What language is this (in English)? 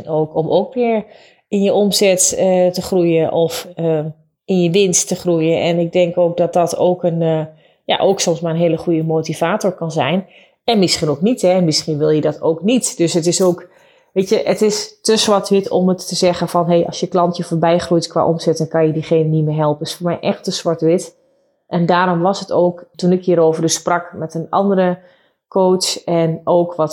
Dutch